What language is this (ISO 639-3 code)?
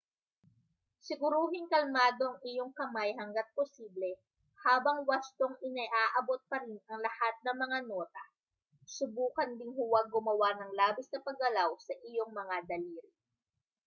fil